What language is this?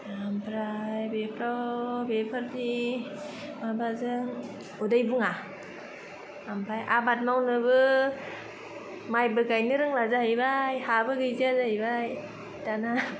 Bodo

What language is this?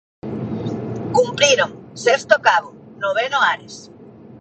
Galician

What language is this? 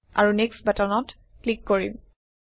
Assamese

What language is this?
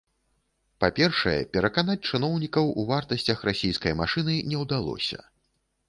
Belarusian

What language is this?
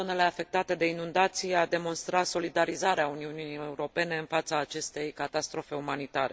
Romanian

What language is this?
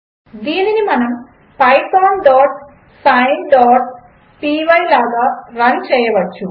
Telugu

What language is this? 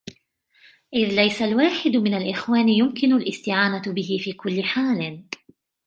Arabic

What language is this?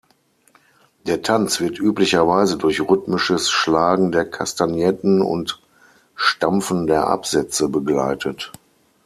German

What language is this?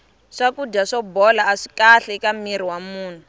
Tsonga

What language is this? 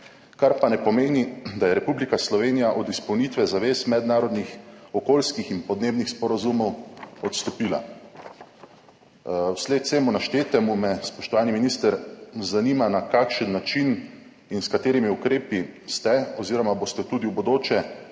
Slovenian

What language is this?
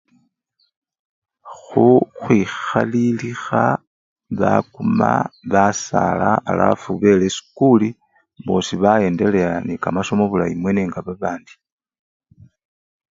Luyia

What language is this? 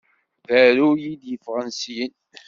Kabyle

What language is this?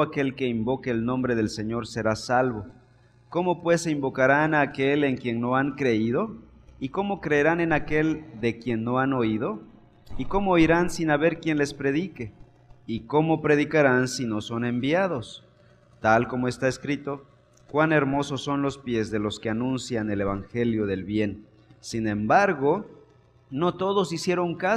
Spanish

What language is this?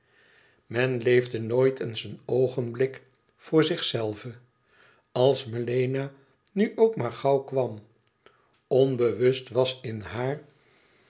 Dutch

